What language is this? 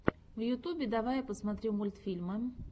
Russian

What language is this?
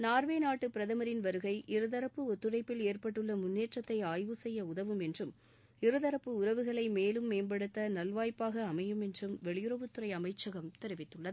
Tamil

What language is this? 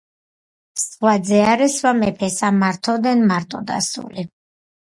Georgian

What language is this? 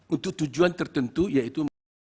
Indonesian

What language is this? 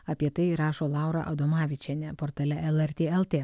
Lithuanian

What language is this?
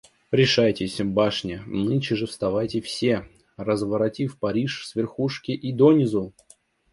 Russian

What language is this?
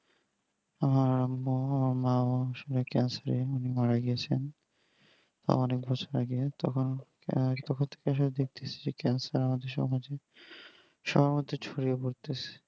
Bangla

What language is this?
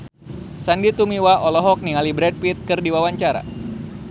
Sundanese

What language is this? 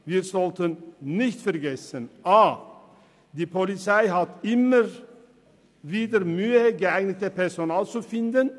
Swiss German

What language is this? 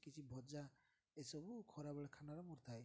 Odia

